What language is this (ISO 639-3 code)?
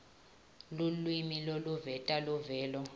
ssw